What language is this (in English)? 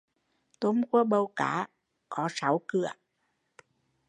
Vietnamese